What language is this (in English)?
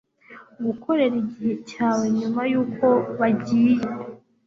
Kinyarwanda